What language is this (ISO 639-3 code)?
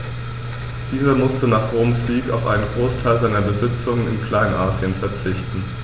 deu